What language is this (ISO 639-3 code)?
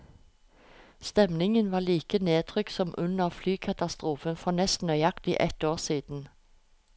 nor